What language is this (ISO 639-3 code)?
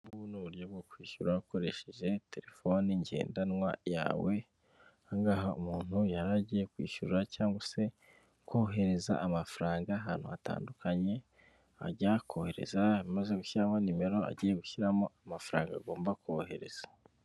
kin